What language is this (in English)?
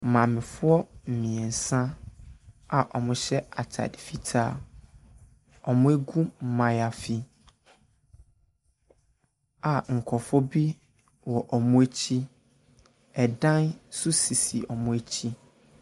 Akan